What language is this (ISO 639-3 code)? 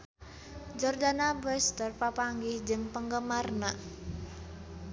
sun